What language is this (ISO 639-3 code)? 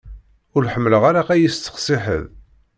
kab